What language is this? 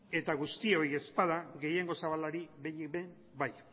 Basque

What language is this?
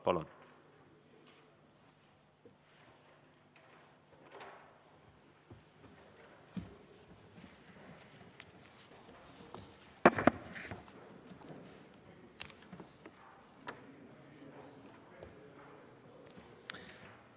Estonian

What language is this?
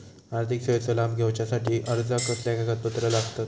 Marathi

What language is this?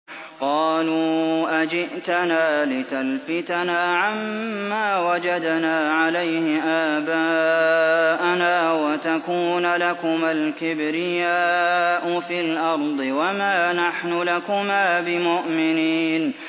Arabic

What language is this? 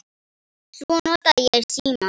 Icelandic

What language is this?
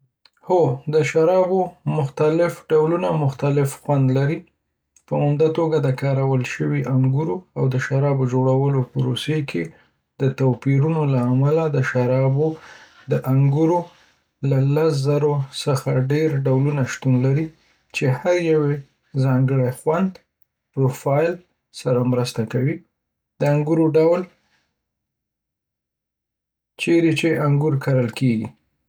Pashto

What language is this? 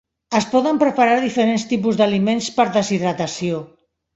Catalan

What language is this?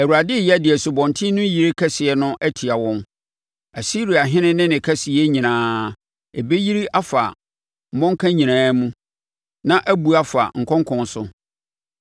Akan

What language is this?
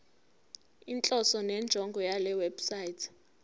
Zulu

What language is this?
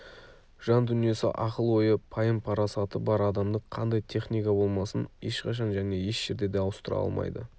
Kazakh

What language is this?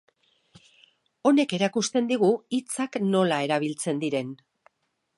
Basque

